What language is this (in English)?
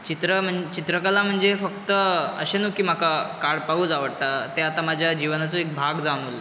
Konkani